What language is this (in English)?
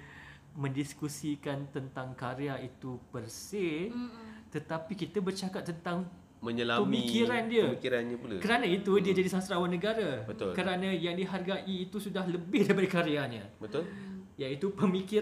Malay